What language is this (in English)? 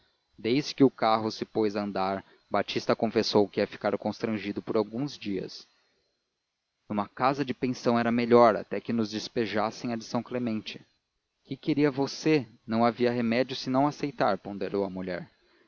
Portuguese